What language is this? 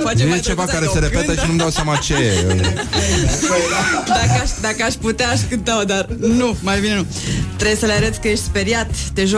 Romanian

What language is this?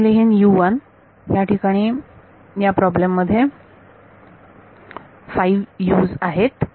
Marathi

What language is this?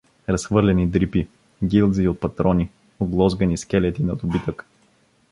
Bulgarian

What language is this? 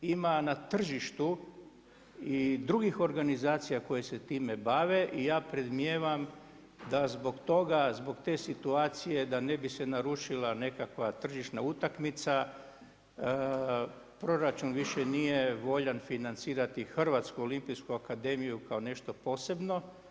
Croatian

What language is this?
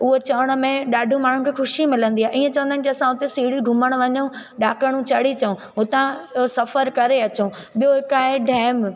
Sindhi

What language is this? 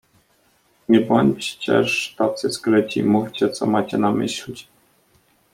Polish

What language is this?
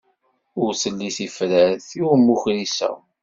Kabyle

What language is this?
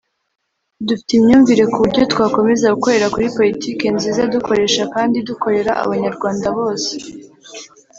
Kinyarwanda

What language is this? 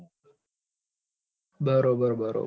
Gujarati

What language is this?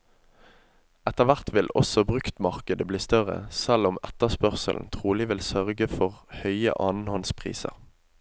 Norwegian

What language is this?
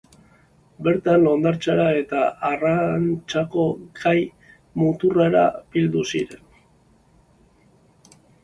Basque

